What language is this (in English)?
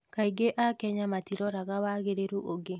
Kikuyu